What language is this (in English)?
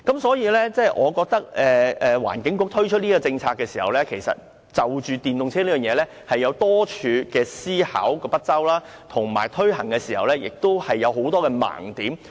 Cantonese